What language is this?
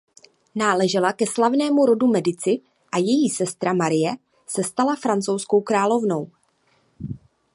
Czech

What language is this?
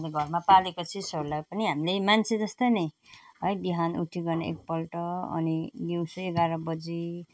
Nepali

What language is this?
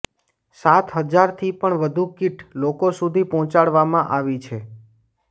Gujarati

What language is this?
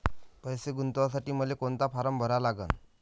Marathi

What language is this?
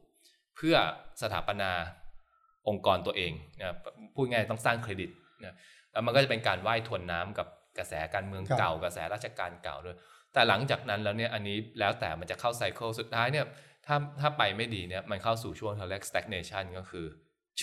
Thai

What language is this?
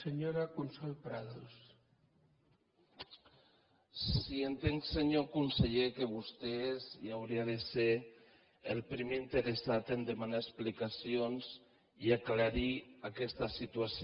Catalan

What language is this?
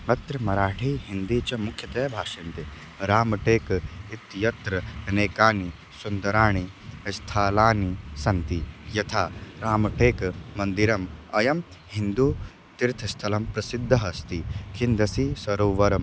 Sanskrit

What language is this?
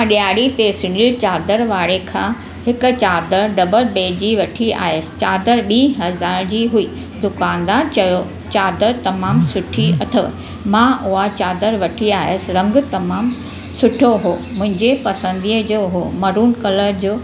Sindhi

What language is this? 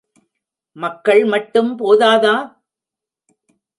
Tamil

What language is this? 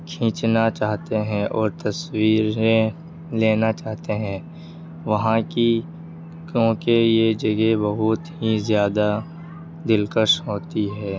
Urdu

